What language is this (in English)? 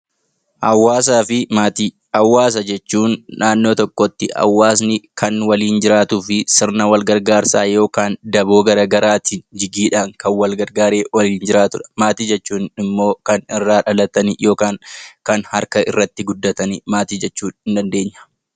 Oromo